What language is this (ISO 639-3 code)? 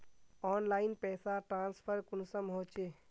mag